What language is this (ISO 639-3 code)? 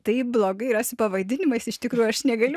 lit